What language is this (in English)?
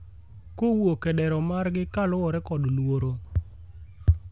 Luo (Kenya and Tanzania)